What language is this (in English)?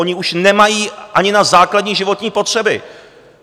Czech